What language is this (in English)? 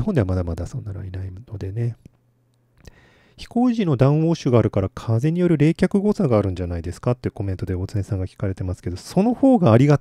Japanese